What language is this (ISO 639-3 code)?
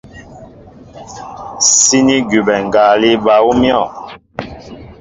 mbo